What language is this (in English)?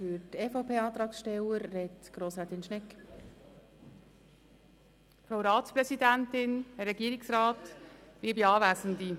Swiss German